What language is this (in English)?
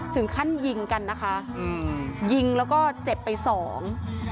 Thai